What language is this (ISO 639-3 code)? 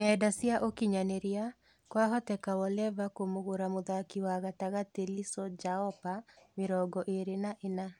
kik